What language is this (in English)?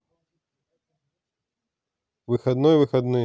Russian